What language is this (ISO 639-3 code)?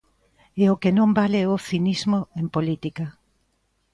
glg